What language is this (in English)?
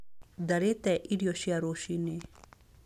Kikuyu